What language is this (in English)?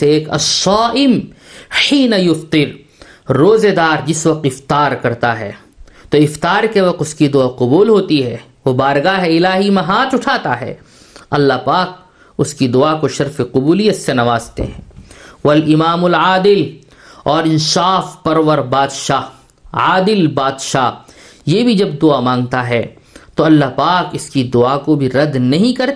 Urdu